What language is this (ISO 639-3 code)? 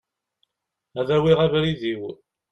kab